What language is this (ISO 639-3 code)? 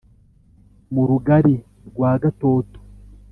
kin